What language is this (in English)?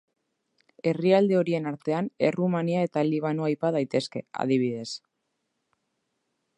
Basque